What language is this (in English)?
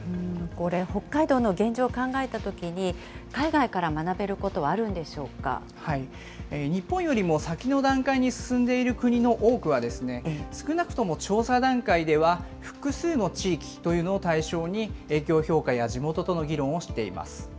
Japanese